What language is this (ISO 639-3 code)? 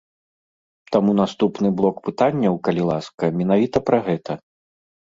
bel